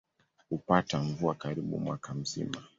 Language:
Swahili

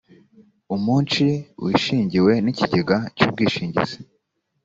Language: Kinyarwanda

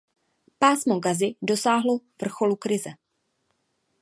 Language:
Czech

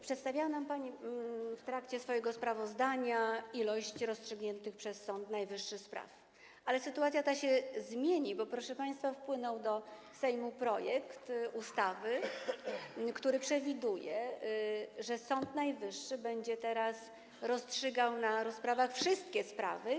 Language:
Polish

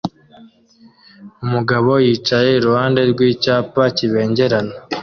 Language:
Kinyarwanda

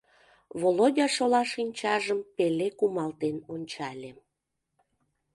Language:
Mari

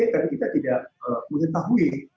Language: Indonesian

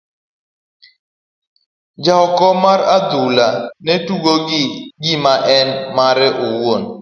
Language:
Luo (Kenya and Tanzania)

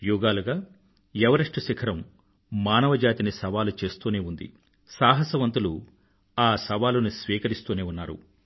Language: Telugu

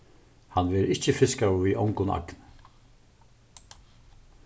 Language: Faroese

